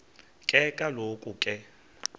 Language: Xhosa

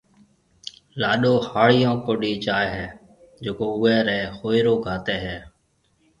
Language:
Marwari (Pakistan)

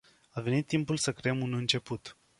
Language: Romanian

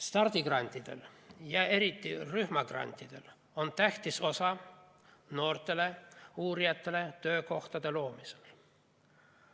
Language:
Estonian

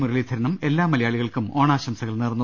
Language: Malayalam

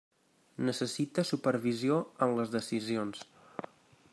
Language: Catalan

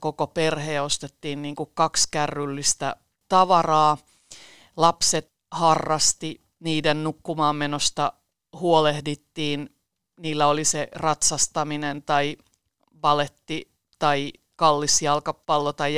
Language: Finnish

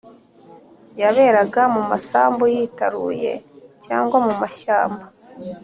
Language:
Kinyarwanda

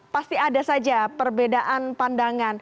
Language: Indonesian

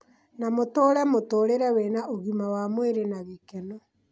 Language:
Kikuyu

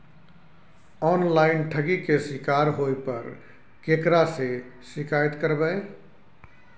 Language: Maithili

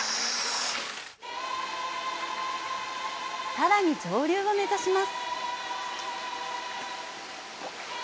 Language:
Japanese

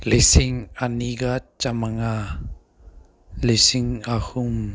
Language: Manipuri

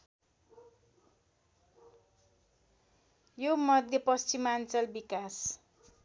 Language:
Nepali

